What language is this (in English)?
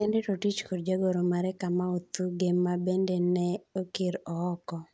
Luo (Kenya and Tanzania)